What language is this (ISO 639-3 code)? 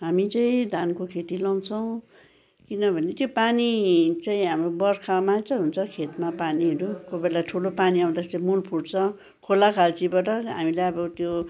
nep